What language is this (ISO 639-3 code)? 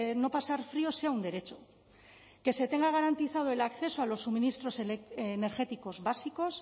spa